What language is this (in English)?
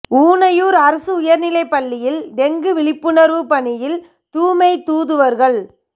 Tamil